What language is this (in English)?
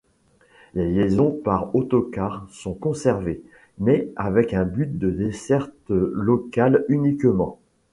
French